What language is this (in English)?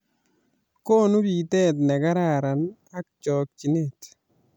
Kalenjin